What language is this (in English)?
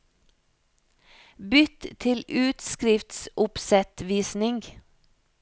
Norwegian